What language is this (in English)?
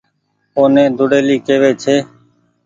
Goaria